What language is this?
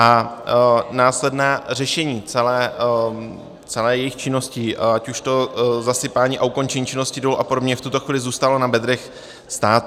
Czech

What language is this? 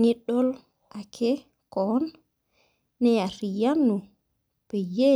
Masai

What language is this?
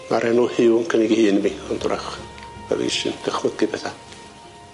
Welsh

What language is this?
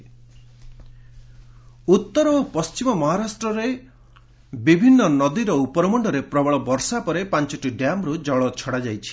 Odia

